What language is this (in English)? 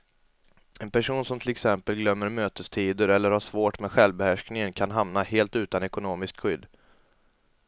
Swedish